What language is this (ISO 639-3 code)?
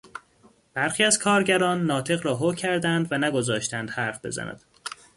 fas